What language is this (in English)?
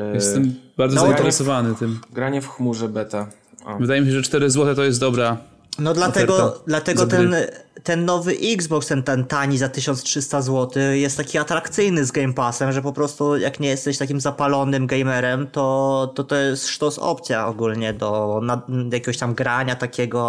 Polish